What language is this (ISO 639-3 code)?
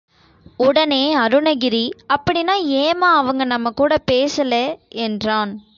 tam